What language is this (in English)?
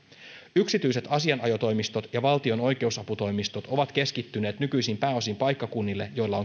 Finnish